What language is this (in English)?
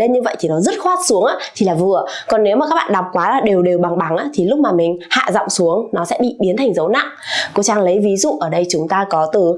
Vietnamese